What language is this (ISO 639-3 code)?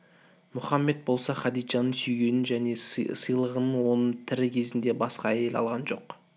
kaz